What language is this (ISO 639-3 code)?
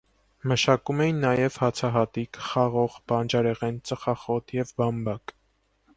hye